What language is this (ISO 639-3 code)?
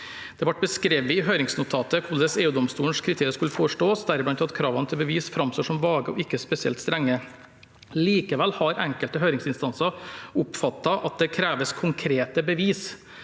nor